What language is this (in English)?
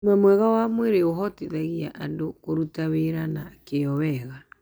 Kikuyu